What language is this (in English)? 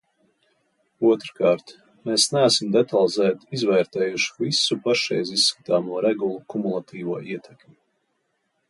Latvian